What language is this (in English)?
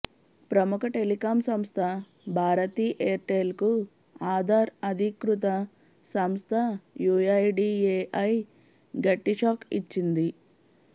Telugu